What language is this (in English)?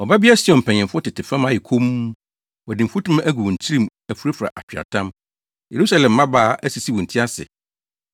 Akan